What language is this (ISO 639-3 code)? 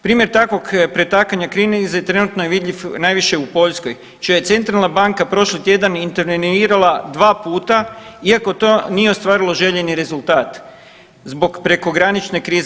hrv